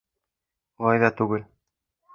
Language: Bashkir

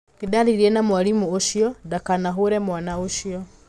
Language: Kikuyu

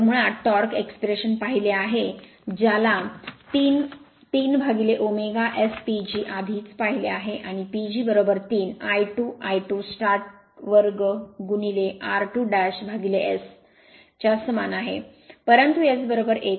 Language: Marathi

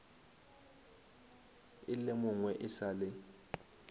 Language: Northern Sotho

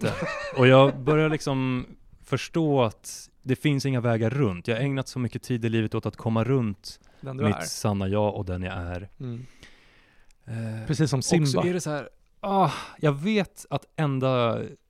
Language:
Swedish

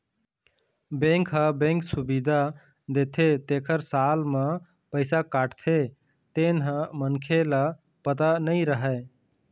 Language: Chhattisgarhi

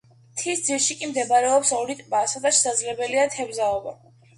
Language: Georgian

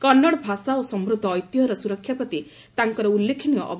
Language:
Odia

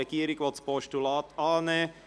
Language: Swiss German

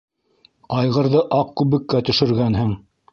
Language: Bashkir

